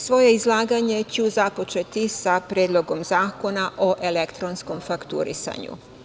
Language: Serbian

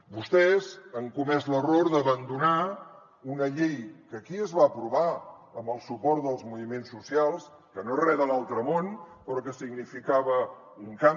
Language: Catalan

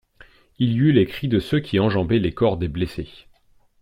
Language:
French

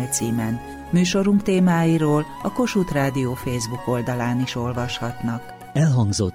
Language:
Hungarian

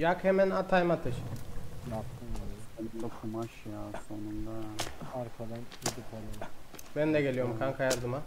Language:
Turkish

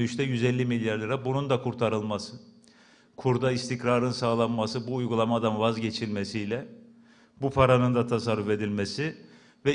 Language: Turkish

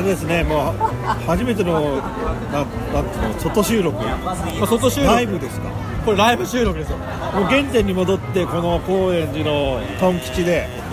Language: Japanese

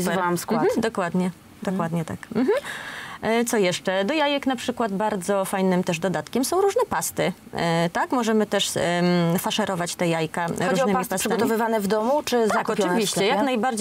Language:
Polish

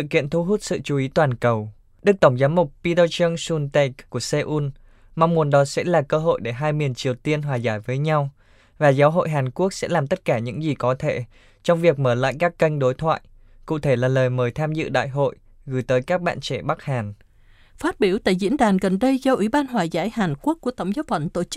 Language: Vietnamese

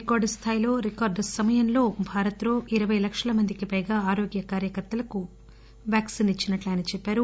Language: Telugu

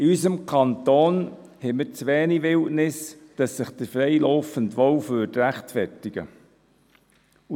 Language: Swiss German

